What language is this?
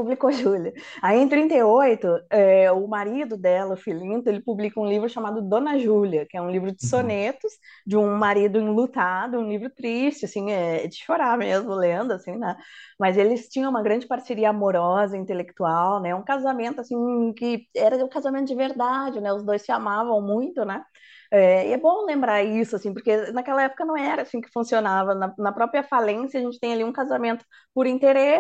Portuguese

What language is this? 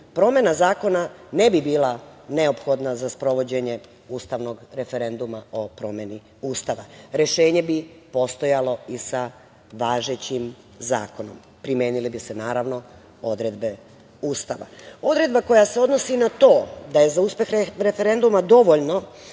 Serbian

